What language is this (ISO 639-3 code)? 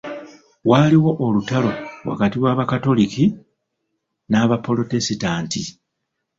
lug